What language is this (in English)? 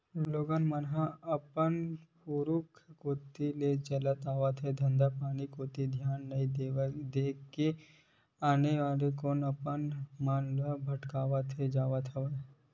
Chhattisgarhi